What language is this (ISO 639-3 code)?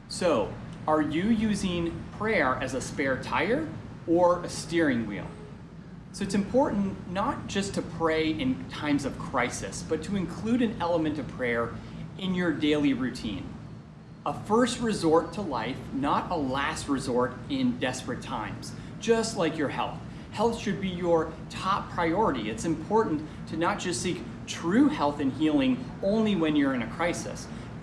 eng